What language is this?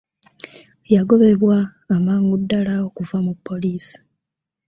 Ganda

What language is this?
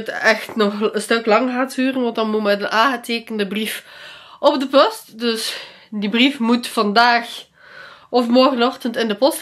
Dutch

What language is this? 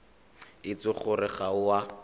Tswana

